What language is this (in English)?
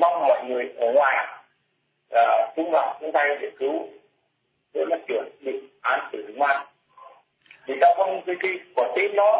Vietnamese